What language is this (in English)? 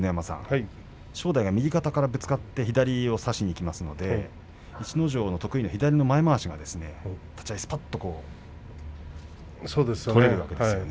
Japanese